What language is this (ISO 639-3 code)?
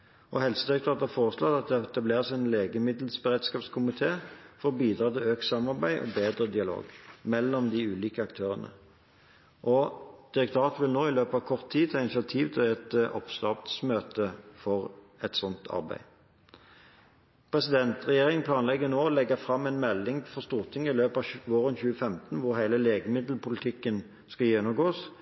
nob